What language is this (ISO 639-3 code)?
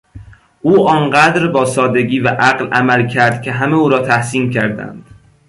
fas